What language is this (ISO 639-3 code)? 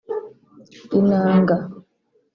kin